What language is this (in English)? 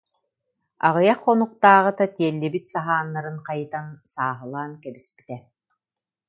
Yakut